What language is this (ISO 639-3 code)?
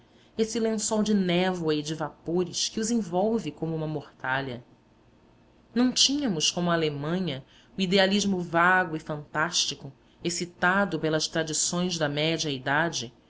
por